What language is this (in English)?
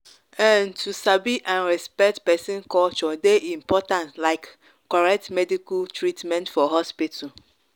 Nigerian Pidgin